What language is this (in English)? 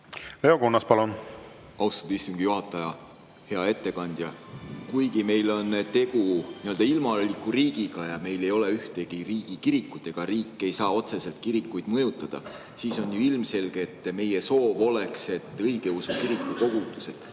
Estonian